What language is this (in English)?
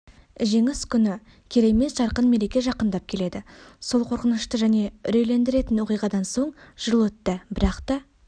Kazakh